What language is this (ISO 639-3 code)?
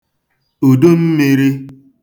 ibo